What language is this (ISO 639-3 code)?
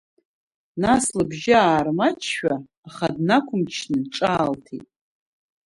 abk